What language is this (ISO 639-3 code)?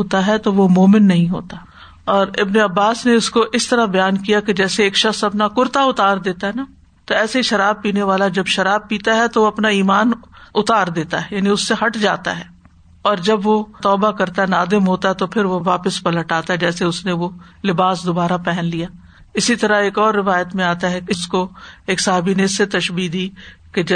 urd